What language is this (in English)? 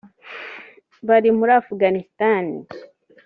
Kinyarwanda